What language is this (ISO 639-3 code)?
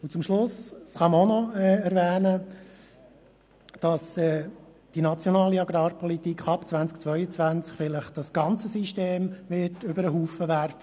gsw